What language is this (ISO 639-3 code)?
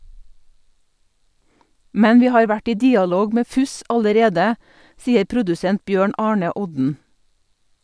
nor